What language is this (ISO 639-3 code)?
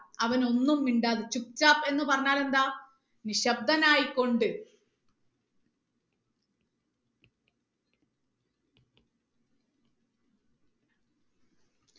mal